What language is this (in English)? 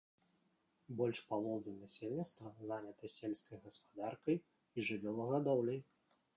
Belarusian